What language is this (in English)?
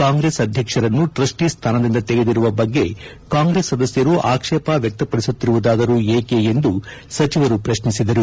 Kannada